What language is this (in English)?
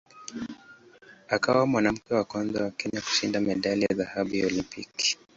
Swahili